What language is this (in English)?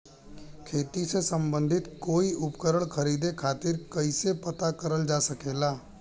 Bhojpuri